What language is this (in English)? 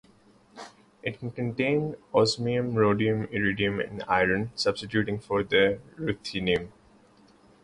English